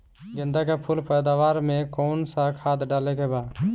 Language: Bhojpuri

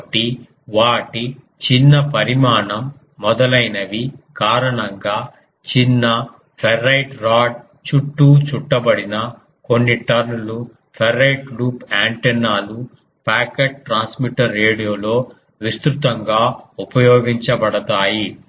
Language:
Telugu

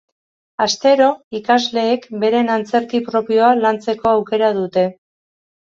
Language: Basque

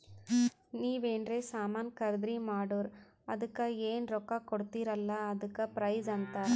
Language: Kannada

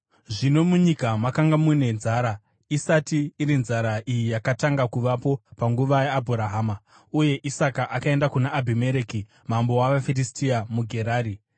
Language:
Shona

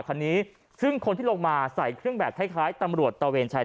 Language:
Thai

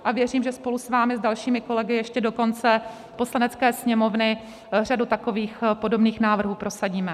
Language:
Czech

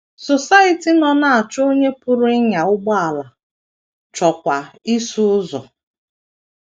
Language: Igbo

